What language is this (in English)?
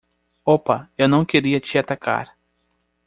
Portuguese